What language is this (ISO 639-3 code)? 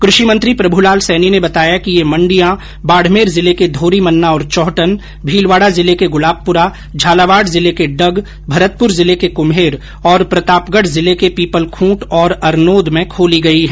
hin